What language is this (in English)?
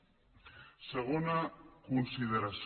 Catalan